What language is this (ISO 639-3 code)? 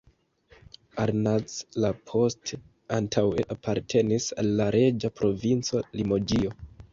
epo